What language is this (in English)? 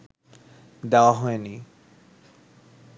Bangla